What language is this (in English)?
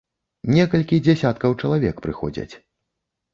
Belarusian